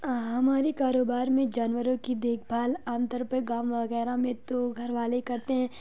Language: Urdu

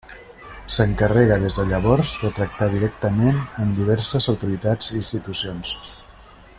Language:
Catalan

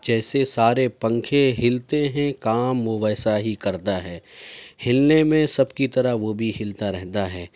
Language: Urdu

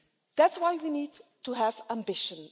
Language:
English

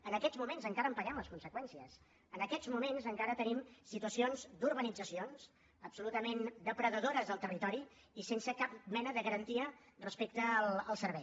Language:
Catalan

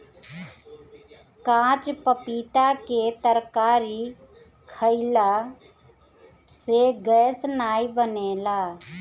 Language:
Bhojpuri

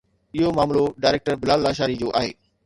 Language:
Sindhi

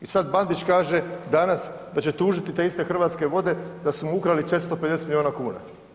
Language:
Croatian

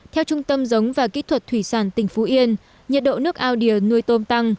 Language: Vietnamese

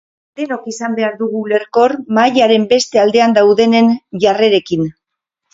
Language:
Basque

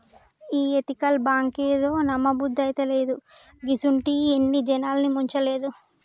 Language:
Telugu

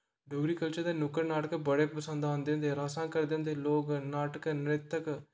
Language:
Dogri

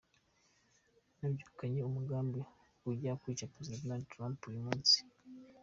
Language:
Kinyarwanda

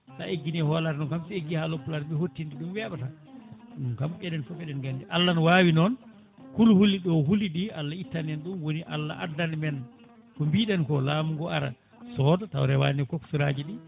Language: Fula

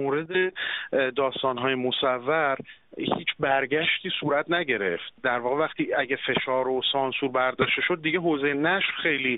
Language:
Persian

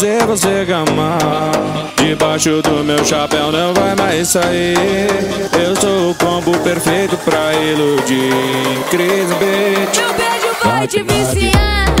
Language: Portuguese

